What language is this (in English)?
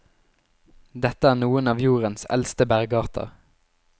Norwegian